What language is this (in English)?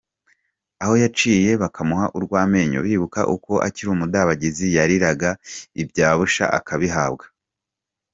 Kinyarwanda